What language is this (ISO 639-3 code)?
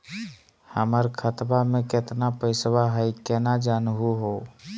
mag